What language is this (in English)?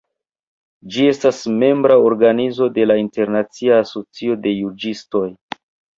Esperanto